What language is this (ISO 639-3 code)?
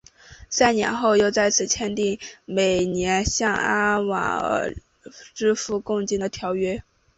zho